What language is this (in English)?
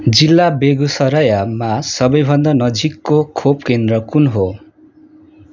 Nepali